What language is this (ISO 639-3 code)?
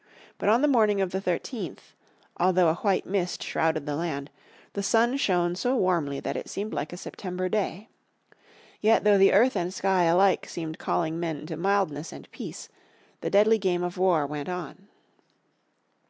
eng